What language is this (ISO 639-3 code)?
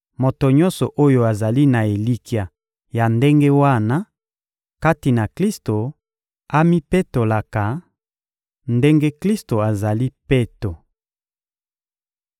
lin